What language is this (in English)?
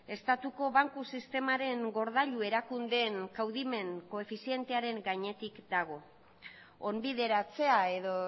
Basque